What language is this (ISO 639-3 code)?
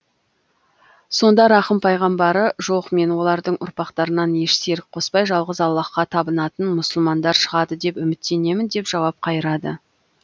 kaz